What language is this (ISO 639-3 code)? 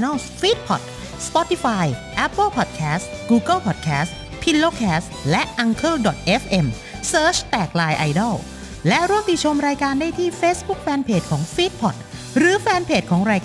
tha